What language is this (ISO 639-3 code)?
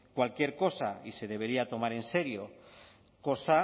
spa